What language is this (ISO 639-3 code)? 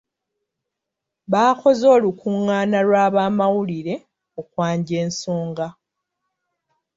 lug